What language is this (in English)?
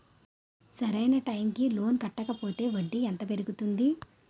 Telugu